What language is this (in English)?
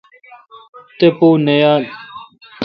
Kalkoti